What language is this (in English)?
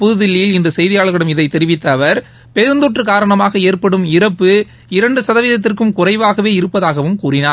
Tamil